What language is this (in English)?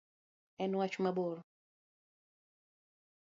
Luo (Kenya and Tanzania)